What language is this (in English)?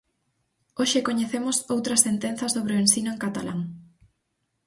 Galician